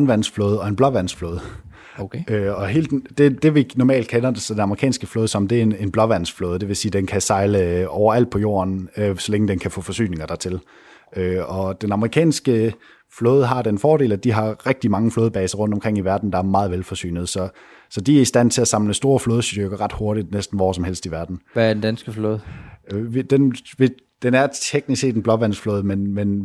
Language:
Danish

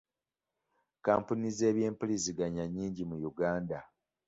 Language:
Ganda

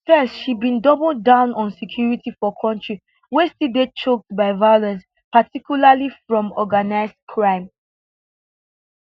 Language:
Nigerian Pidgin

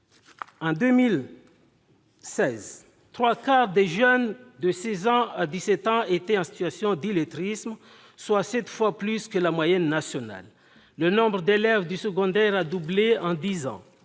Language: French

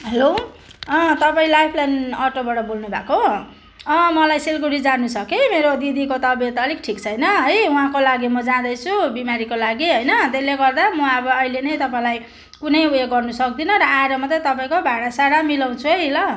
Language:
Nepali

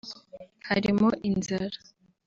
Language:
Kinyarwanda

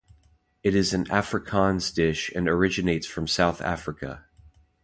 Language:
English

